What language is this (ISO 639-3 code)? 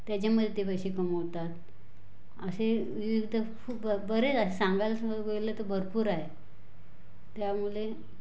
mar